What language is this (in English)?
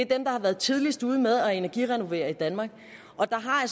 Danish